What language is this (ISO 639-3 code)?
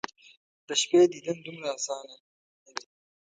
pus